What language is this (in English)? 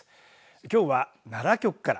Japanese